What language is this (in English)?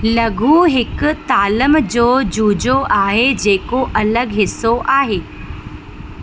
Sindhi